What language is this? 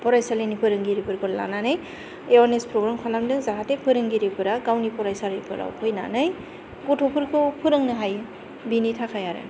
Bodo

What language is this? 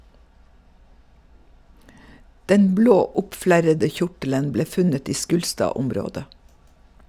Norwegian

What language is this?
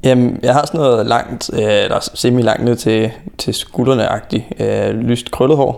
Danish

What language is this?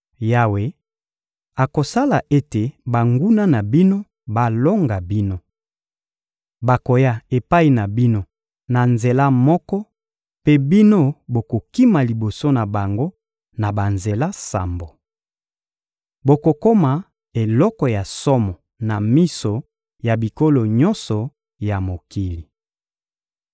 Lingala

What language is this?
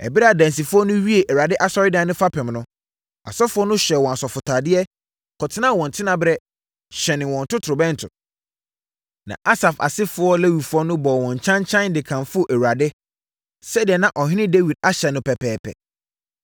Akan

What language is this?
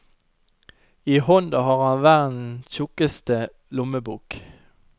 Norwegian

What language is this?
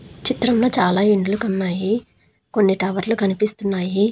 Telugu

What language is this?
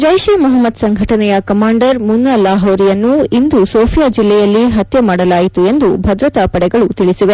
Kannada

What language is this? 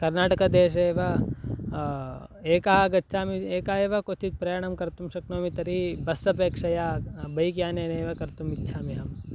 Sanskrit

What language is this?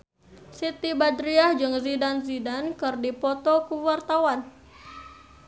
Sundanese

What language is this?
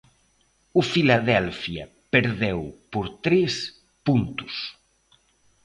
Galician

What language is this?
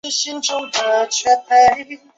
Chinese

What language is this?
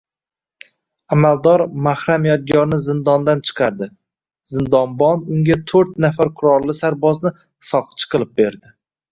Uzbek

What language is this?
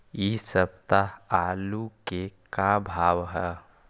Magahi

